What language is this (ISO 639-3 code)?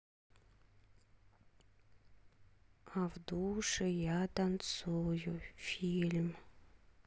rus